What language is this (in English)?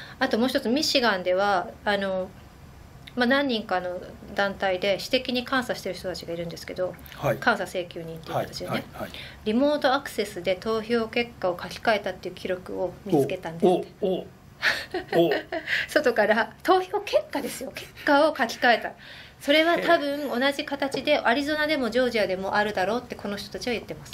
Japanese